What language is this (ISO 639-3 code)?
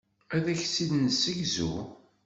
kab